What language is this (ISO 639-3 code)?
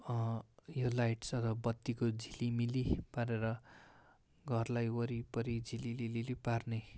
nep